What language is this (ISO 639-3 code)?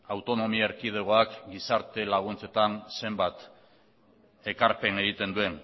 eus